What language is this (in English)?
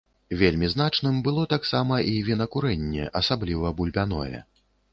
Belarusian